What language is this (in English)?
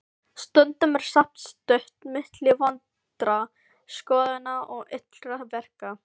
Icelandic